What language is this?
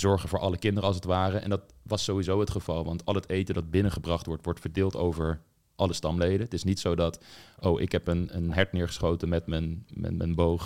Dutch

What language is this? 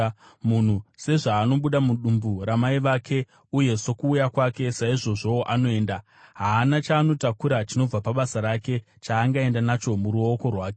Shona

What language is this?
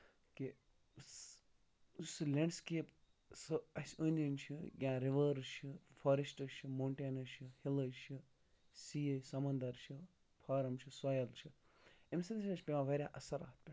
Kashmiri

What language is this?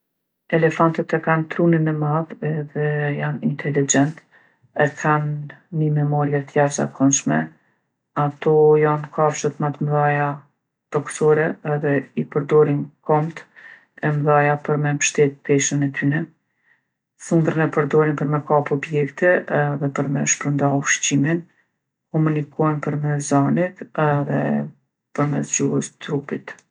Gheg Albanian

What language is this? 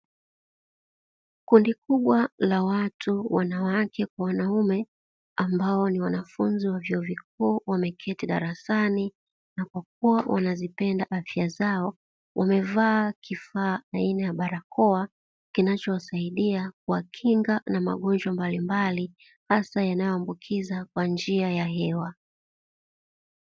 Swahili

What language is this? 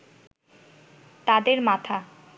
Bangla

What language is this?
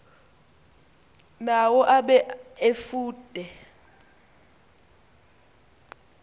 Xhosa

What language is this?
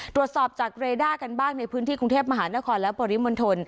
Thai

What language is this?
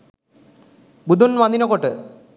Sinhala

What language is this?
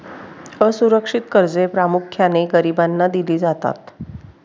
Marathi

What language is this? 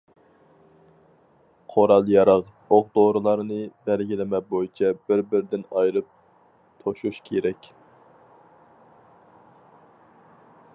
Uyghur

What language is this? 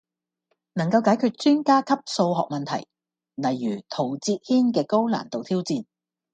Cantonese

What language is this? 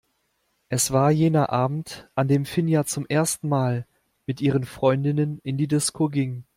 German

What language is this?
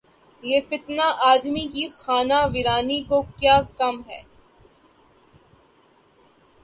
Urdu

